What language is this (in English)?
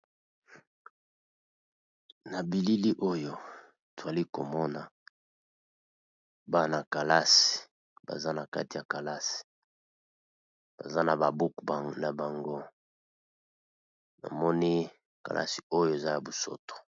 Lingala